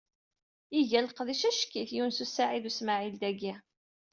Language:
Kabyle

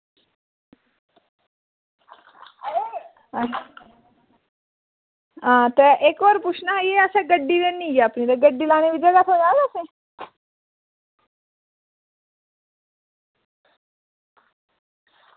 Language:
Dogri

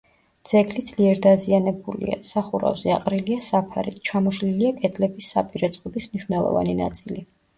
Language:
Georgian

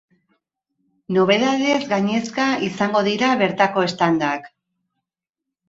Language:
Basque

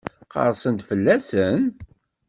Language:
Kabyle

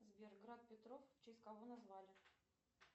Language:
Russian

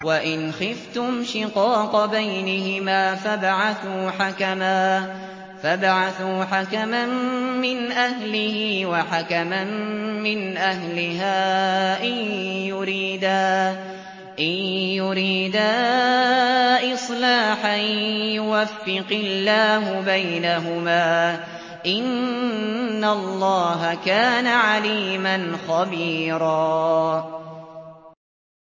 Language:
Arabic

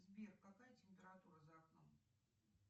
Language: Russian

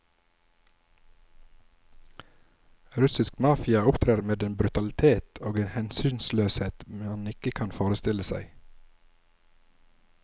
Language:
Norwegian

